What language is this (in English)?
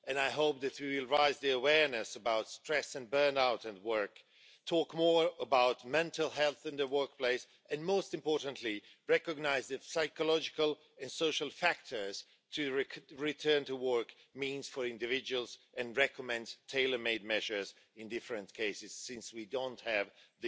English